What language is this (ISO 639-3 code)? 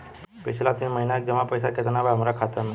bho